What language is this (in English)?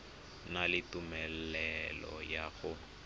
Tswana